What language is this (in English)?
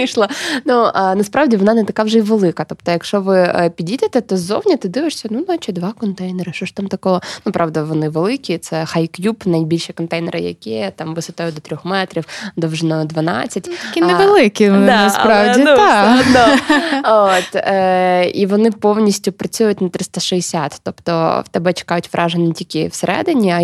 Ukrainian